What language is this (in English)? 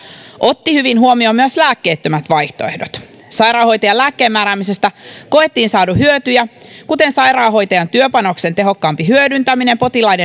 Finnish